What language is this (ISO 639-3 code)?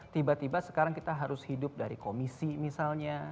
ind